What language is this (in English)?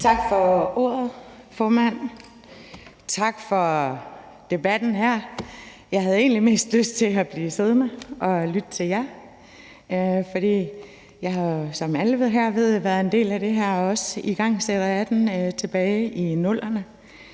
Danish